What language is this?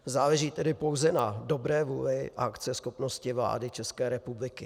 Czech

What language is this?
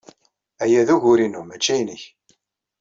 Kabyle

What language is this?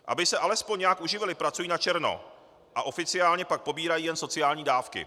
Czech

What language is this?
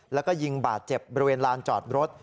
Thai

